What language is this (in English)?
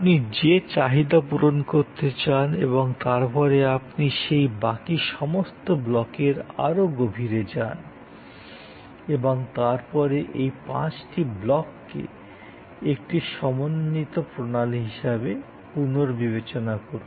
Bangla